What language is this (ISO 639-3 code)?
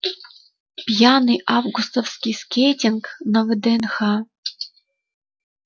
rus